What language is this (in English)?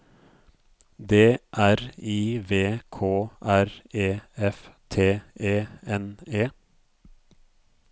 Norwegian